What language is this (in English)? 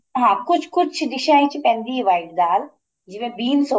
Punjabi